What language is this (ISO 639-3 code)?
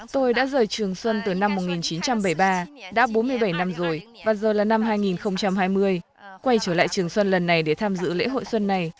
vie